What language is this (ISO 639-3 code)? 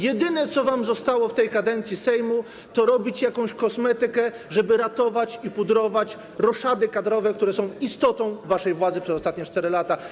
pol